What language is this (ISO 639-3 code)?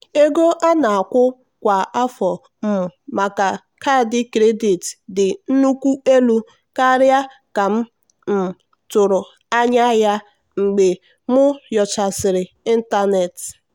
ibo